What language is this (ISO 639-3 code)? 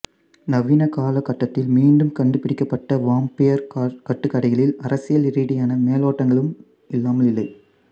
tam